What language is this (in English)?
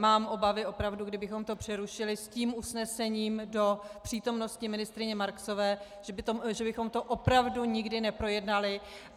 Czech